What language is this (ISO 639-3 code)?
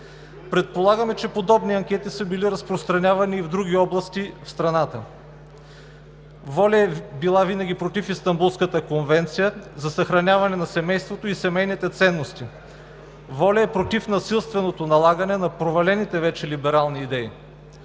bul